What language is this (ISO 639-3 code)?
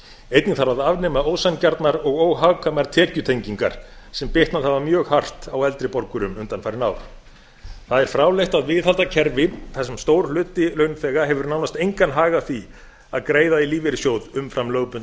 isl